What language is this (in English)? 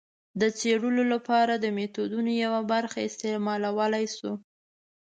Pashto